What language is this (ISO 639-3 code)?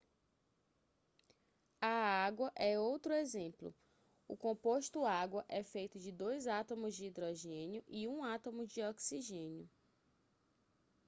por